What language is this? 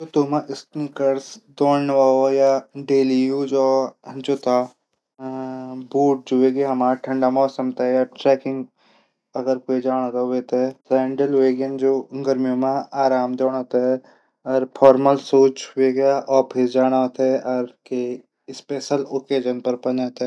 Garhwali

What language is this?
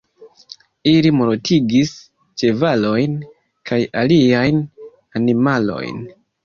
Esperanto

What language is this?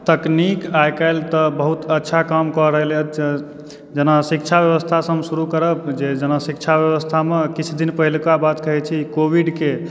Maithili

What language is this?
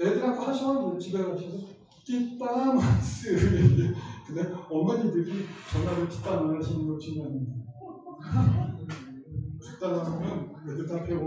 Korean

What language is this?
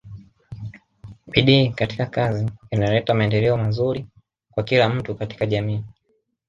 Swahili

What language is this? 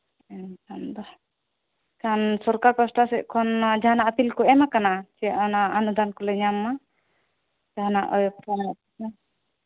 Santali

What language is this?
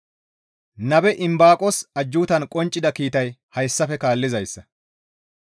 Gamo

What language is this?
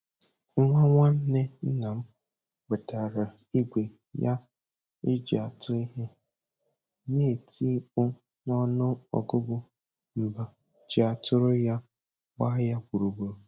Igbo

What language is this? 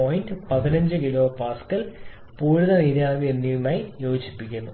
Malayalam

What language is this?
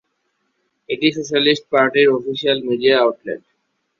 Bangla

